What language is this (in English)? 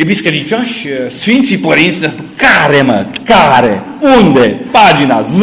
Romanian